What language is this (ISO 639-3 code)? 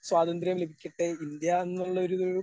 mal